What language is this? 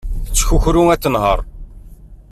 Kabyle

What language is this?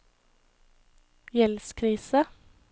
Norwegian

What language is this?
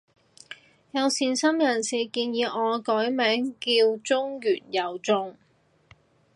Cantonese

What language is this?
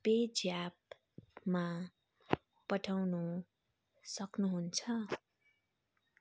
Nepali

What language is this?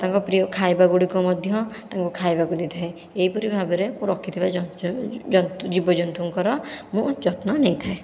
Odia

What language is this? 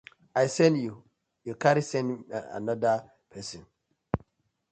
Nigerian Pidgin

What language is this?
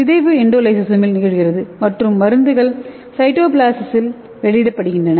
Tamil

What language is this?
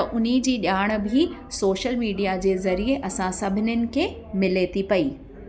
Sindhi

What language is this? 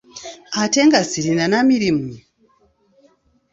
Ganda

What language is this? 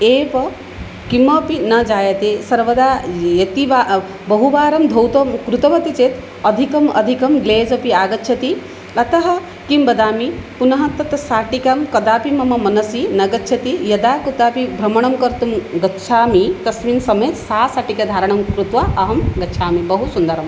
Sanskrit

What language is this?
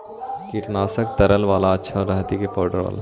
Magahi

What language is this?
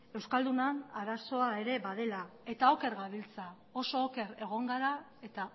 Basque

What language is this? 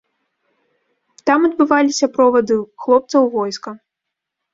Belarusian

